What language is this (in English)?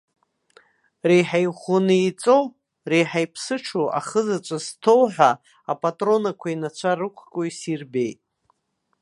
Abkhazian